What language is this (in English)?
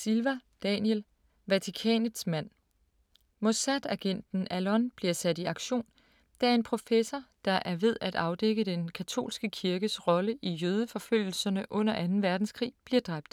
Danish